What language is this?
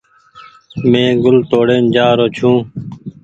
Goaria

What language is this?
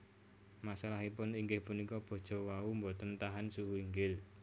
Javanese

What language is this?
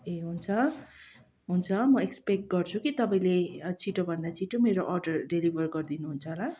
Nepali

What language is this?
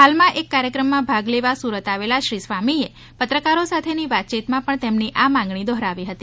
Gujarati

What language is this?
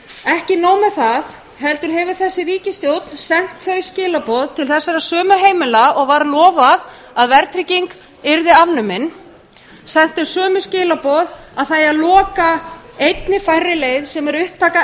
Icelandic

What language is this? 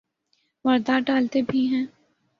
Urdu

